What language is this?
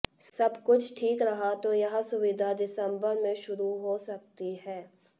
Hindi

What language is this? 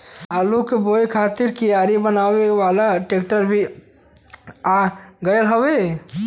Bhojpuri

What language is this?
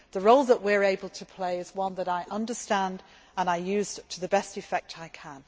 English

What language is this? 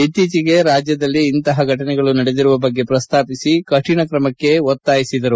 Kannada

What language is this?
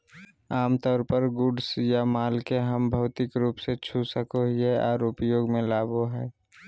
Magahi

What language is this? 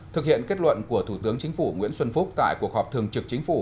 Vietnamese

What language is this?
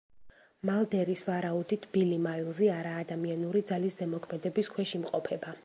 Georgian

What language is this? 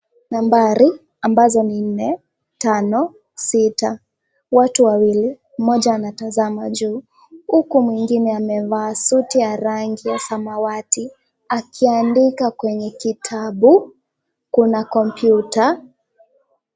Swahili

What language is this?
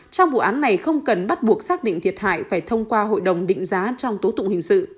Vietnamese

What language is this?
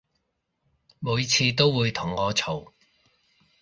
Cantonese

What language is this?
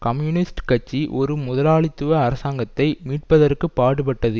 Tamil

